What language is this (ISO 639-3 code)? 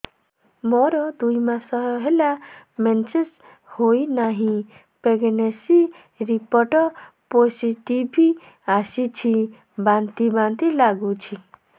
ori